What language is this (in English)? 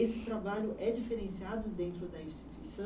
Portuguese